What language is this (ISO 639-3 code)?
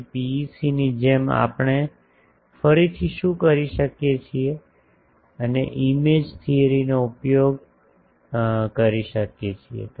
guj